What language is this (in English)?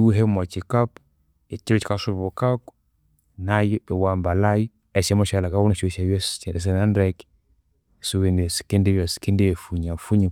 Konzo